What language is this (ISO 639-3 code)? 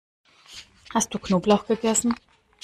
deu